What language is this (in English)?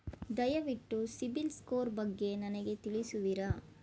Kannada